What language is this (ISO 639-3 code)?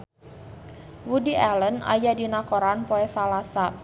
sun